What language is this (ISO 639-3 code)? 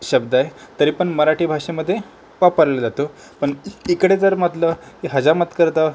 mar